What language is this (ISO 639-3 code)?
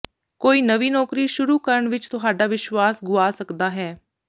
pan